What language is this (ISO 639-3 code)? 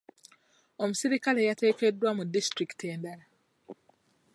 lug